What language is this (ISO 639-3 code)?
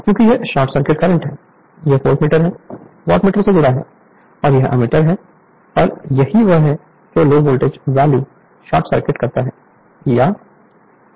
hin